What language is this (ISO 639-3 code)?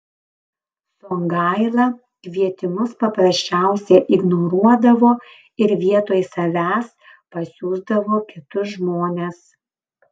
lit